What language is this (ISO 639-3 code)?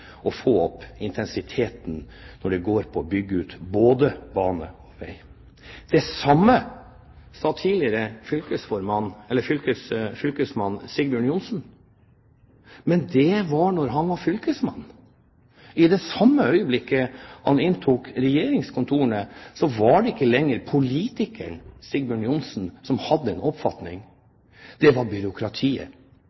nob